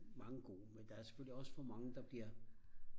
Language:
Danish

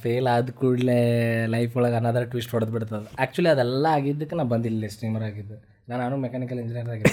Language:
Kannada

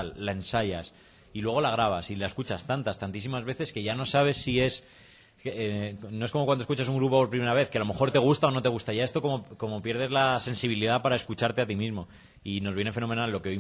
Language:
Spanish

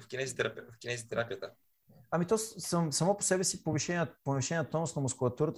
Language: Bulgarian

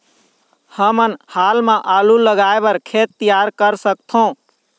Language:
Chhattisgarhi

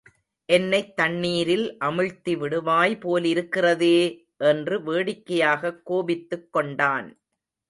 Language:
Tamil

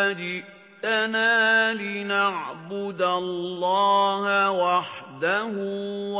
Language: Arabic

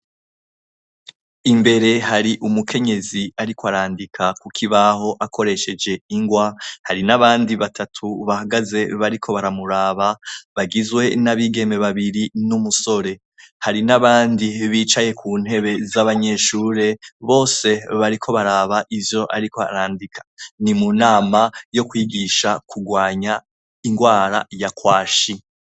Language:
Rundi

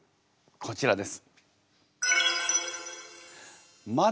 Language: Japanese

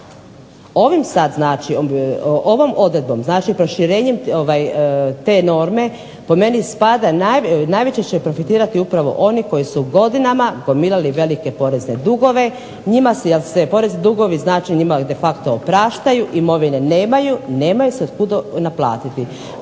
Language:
Croatian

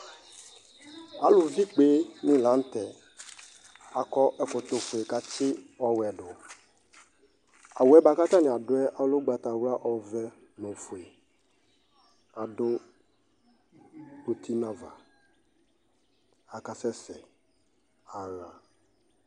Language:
Ikposo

